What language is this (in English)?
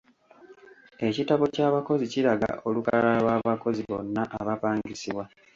Ganda